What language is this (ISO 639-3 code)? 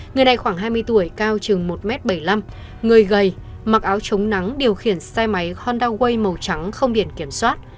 vie